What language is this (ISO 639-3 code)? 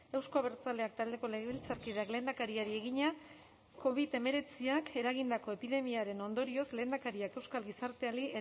eus